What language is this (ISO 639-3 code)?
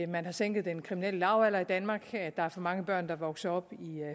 dan